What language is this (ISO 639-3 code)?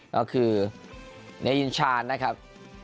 tha